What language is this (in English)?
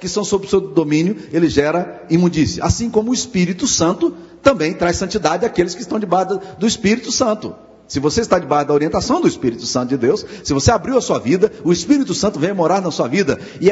Portuguese